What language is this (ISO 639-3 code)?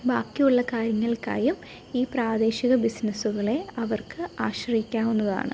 mal